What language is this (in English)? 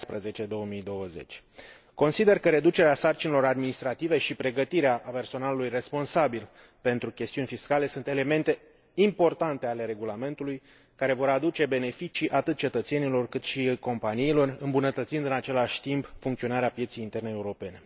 Romanian